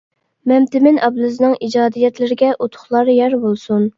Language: Uyghur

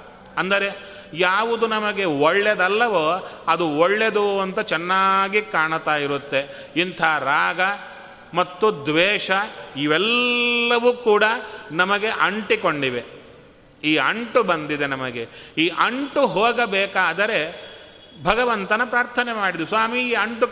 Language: Kannada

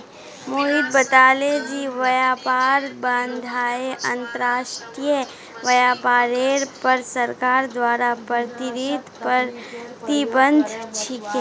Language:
Magahi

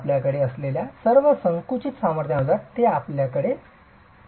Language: Marathi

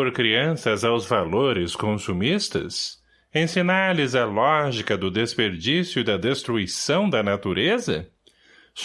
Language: Portuguese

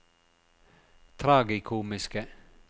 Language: Norwegian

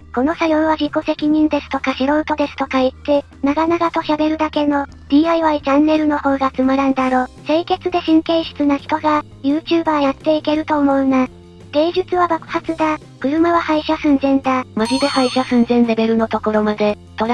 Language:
Japanese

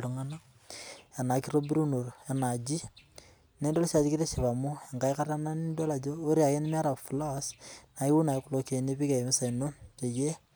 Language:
Masai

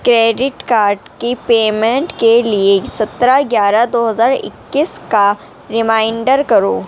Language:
Urdu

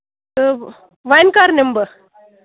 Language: Kashmiri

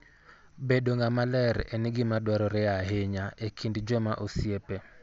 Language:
Luo (Kenya and Tanzania)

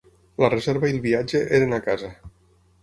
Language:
Catalan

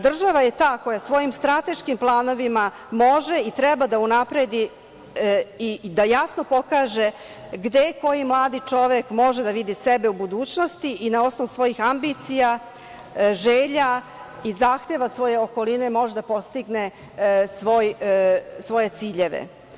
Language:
Serbian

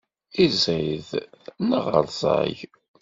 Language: Kabyle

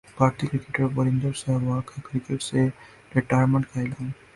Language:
Urdu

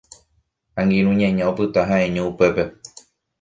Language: Guarani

